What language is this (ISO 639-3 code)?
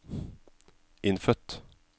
nor